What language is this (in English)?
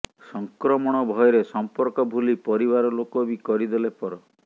Odia